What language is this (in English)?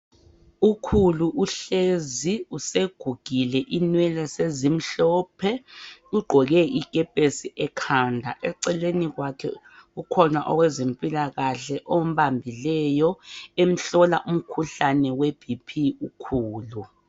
North Ndebele